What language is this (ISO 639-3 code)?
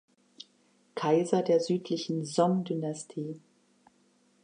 deu